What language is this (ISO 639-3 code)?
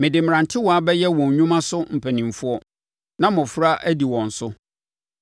aka